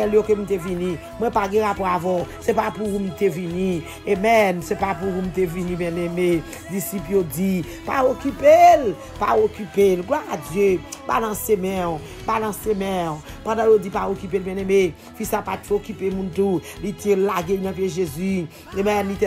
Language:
French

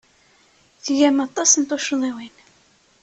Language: Kabyle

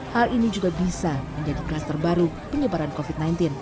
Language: Indonesian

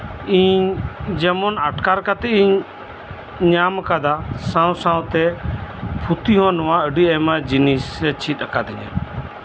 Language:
Santali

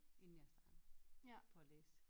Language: Danish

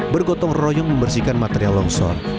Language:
Indonesian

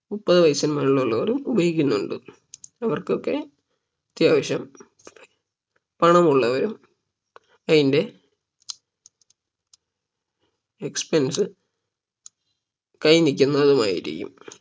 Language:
Malayalam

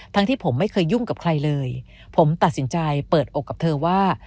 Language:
Thai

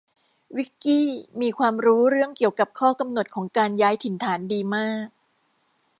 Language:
Thai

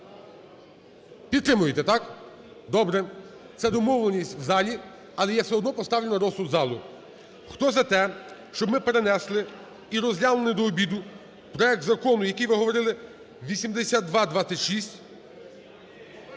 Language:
Ukrainian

